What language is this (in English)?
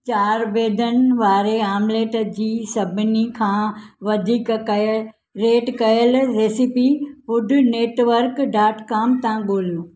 Sindhi